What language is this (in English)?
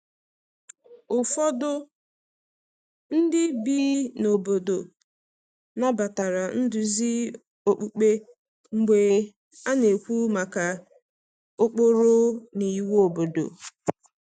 Igbo